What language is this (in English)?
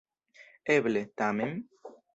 Esperanto